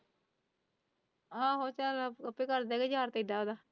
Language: Punjabi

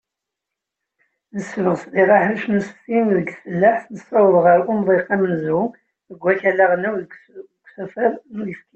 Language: Kabyle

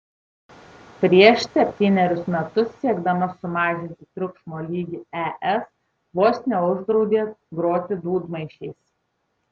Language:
Lithuanian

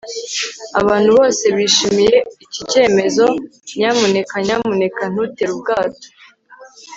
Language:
Kinyarwanda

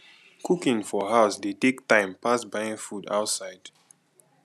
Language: Nigerian Pidgin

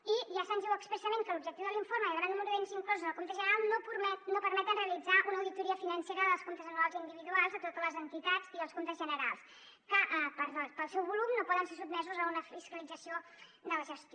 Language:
Catalan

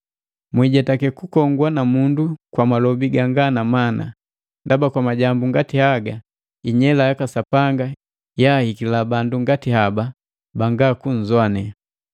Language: Matengo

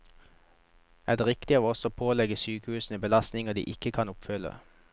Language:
Norwegian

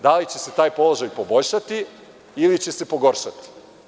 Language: Serbian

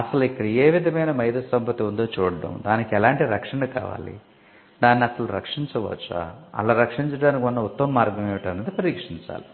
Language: Telugu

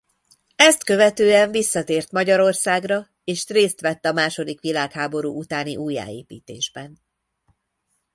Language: Hungarian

